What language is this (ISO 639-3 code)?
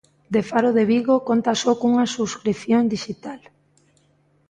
glg